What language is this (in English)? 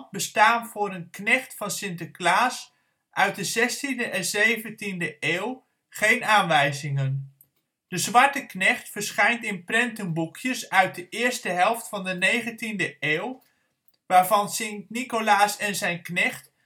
Dutch